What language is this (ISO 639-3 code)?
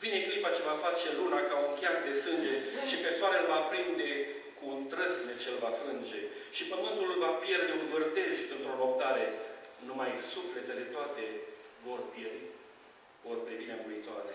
ron